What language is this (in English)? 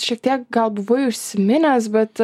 Lithuanian